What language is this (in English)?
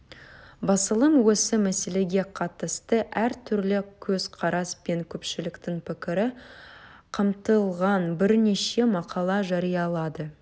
Kazakh